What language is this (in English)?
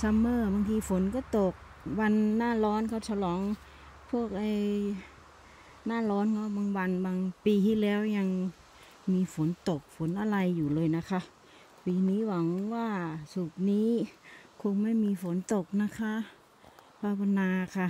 Thai